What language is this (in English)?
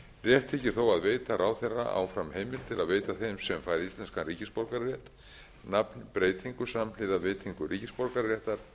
Icelandic